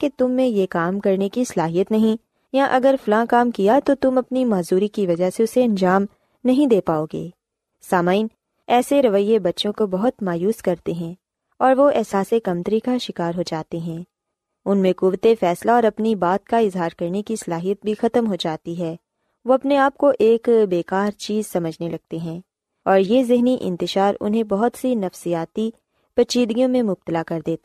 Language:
Urdu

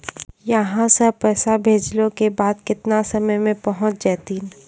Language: Maithili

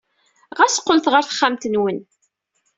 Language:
Kabyle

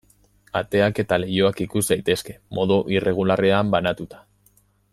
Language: Basque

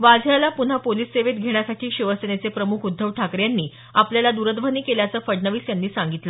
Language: Marathi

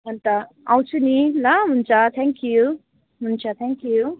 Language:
Nepali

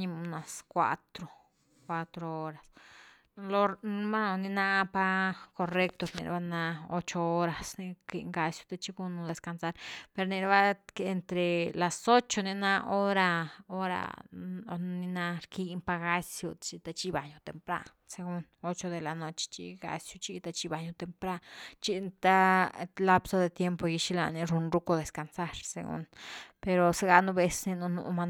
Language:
Güilá Zapotec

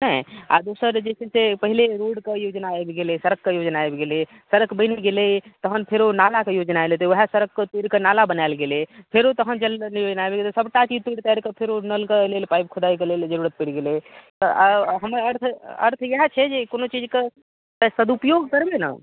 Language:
Maithili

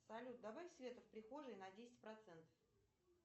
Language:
Russian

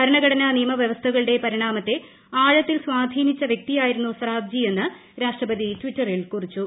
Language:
Malayalam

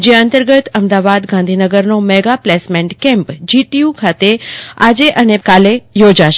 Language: Gujarati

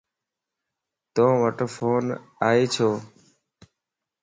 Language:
Lasi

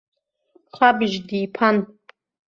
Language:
Abkhazian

